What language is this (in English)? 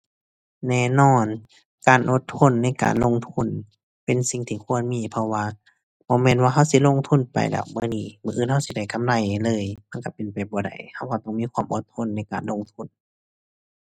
Thai